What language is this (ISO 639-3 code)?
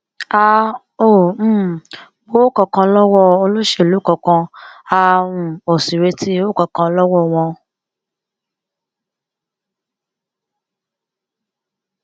yor